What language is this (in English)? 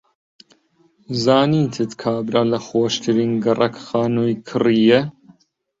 Central Kurdish